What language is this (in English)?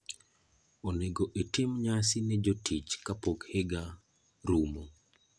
Luo (Kenya and Tanzania)